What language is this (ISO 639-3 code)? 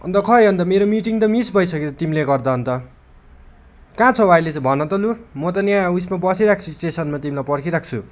nep